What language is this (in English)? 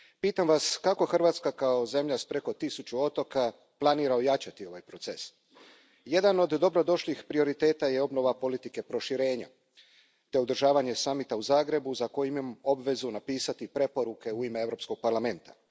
Croatian